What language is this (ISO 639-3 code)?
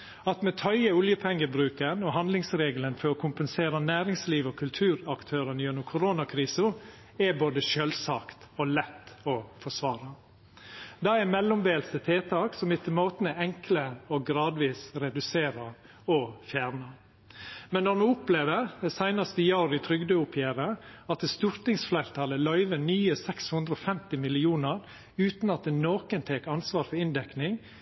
nno